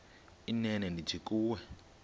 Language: Xhosa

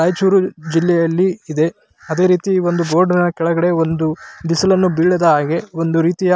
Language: Kannada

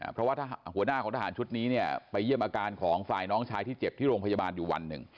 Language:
Thai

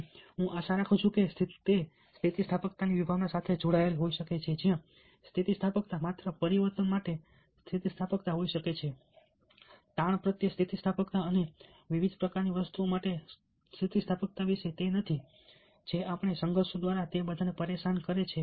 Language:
Gujarati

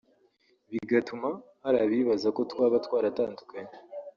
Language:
Kinyarwanda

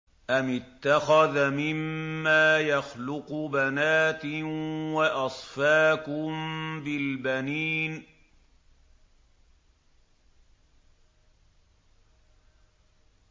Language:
Arabic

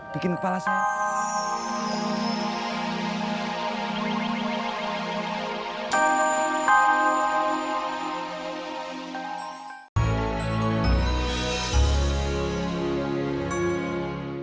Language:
Indonesian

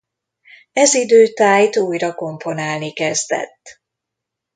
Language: Hungarian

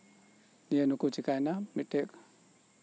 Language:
Santali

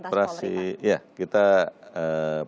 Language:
Indonesian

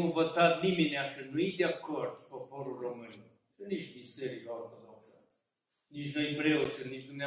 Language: Romanian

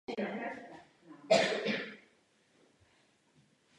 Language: Czech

